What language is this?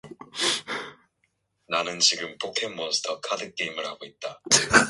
Korean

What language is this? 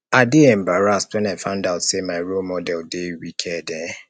Nigerian Pidgin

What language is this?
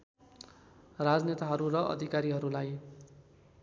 Nepali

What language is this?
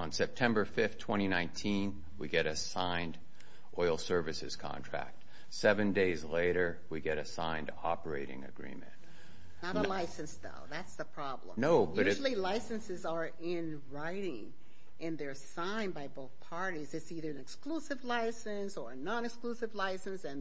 English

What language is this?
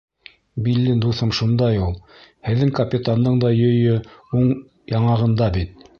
Bashkir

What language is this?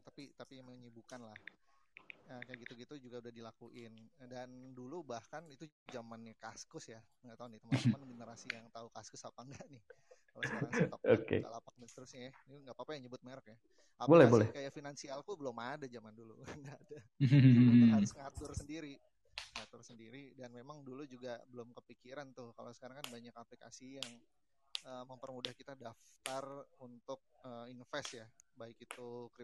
Indonesian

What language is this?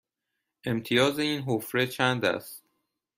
Persian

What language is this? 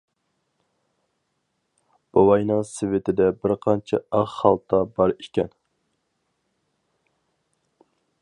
Uyghur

